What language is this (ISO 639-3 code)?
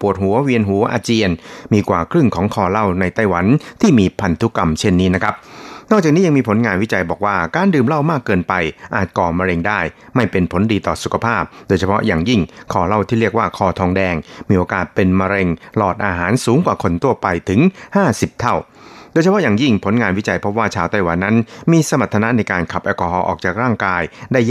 tha